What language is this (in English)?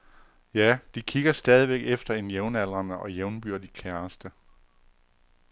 Danish